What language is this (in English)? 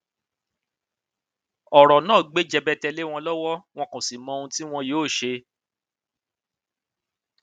Yoruba